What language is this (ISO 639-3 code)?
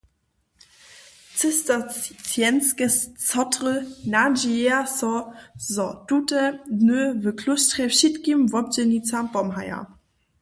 hsb